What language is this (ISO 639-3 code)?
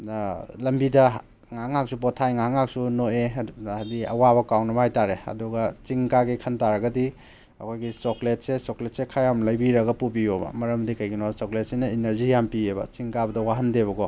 mni